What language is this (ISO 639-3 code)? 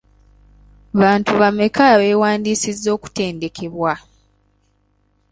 lug